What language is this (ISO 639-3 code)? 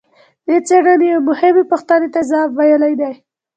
pus